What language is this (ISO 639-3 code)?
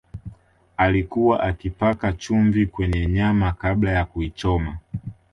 swa